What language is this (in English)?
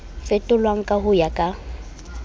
Southern Sotho